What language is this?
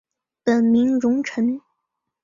Chinese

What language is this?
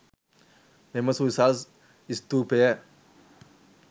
Sinhala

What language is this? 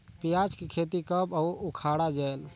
Chhattisgarhi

